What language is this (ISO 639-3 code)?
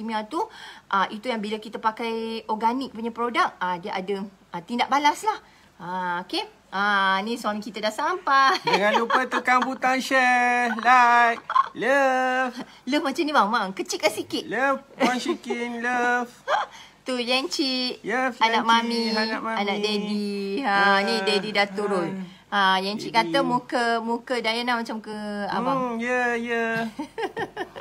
msa